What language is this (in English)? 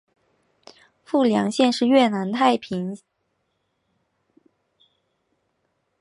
Chinese